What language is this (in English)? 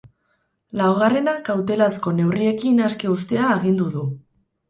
Basque